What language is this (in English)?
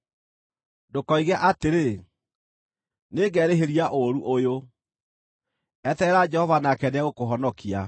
Kikuyu